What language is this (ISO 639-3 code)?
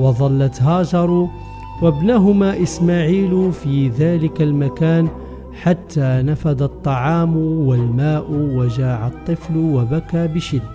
ara